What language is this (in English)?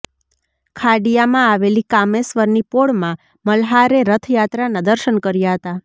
Gujarati